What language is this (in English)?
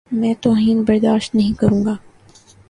Urdu